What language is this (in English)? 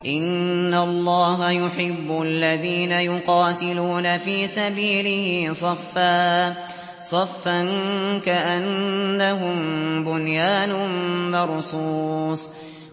Arabic